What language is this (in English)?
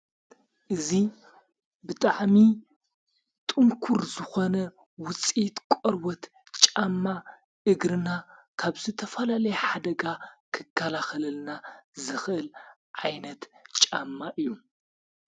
Tigrinya